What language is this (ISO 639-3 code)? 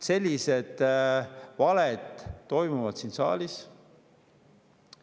est